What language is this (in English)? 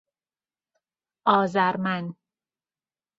Persian